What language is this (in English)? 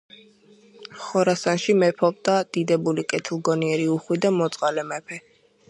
Georgian